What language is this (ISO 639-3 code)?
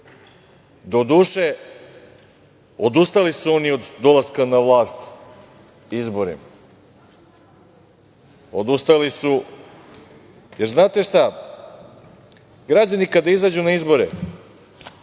srp